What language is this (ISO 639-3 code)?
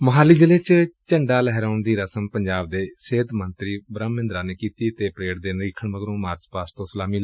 pan